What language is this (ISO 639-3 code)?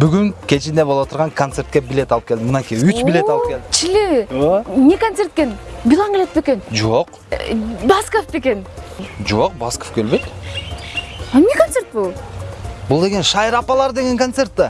tur